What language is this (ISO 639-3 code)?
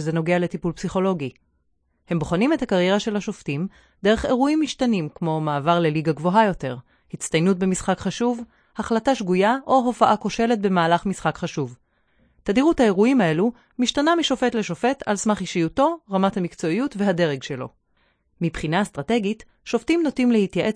heb